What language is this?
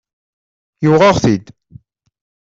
Kabyle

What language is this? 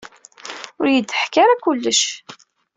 Kabyle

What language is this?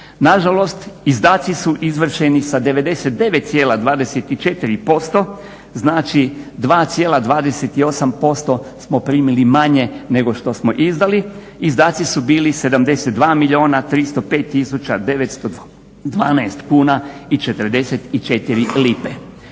Croatian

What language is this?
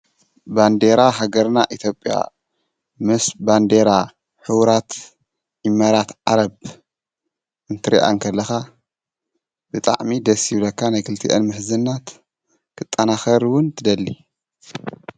Tigrinya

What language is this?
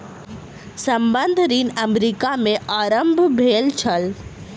Maithili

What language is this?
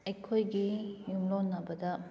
Manipuri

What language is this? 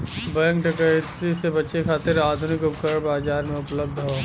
Bhojpuri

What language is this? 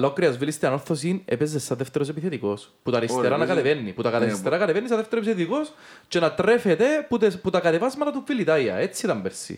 Greek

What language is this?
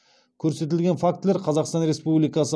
Kazakh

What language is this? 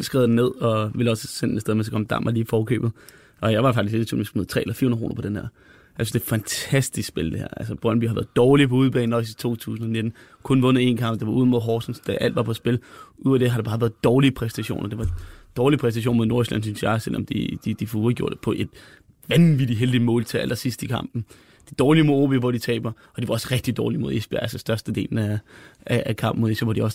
Danish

